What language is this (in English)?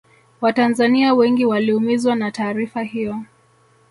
Swahili